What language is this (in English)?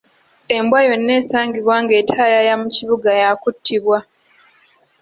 Ganda